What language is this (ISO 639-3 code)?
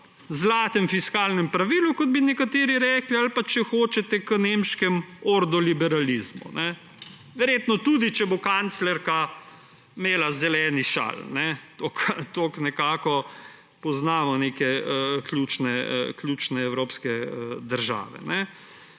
slv